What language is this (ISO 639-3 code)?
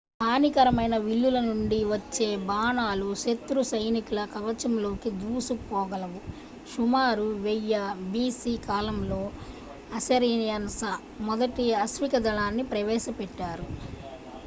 tel